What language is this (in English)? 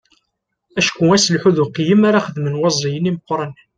Kabyle